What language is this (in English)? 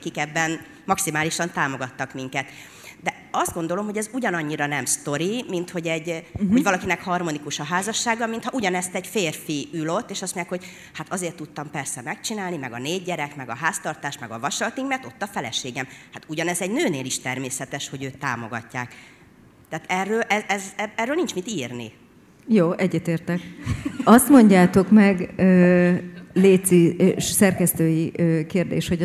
Hungarian